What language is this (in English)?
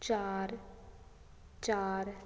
Punjabi